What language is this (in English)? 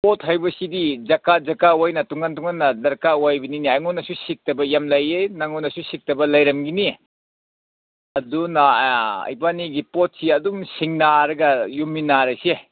Manipuri